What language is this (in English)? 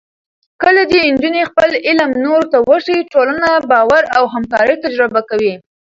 Pashto